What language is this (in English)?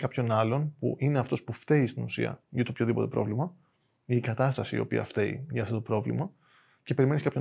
Greek